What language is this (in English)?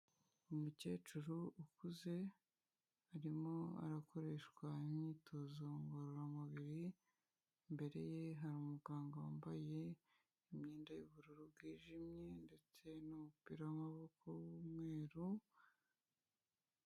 Kinyarwanda